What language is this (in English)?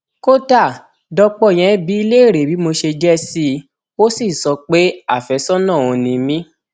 Yoruba